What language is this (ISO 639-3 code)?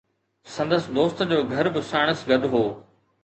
snd